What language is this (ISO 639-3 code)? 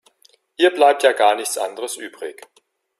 deu